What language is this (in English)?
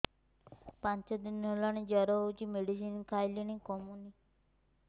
Odia